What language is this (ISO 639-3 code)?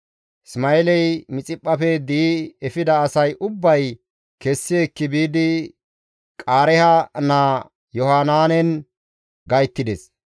gmv